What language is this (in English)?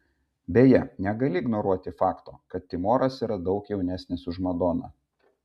Lithuanian